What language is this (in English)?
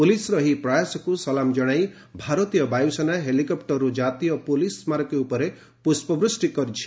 Odia